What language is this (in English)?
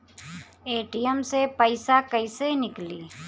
Bhojpuri